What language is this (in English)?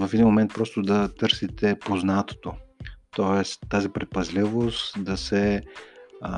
Bulgarian